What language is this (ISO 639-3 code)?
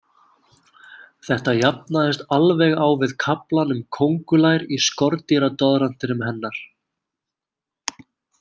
isl